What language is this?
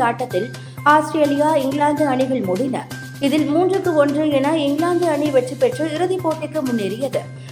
Tamil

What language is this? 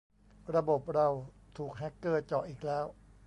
Thai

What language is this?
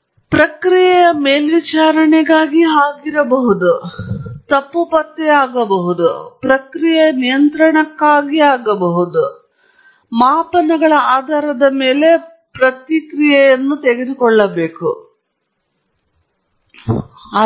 Kannada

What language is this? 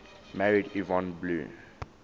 English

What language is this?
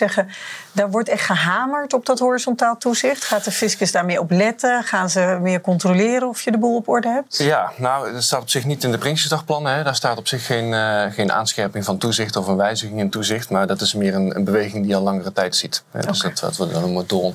Dutch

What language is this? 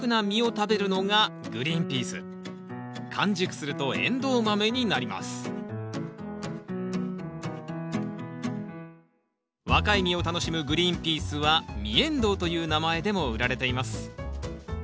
Japanese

